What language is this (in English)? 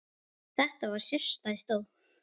Icelandic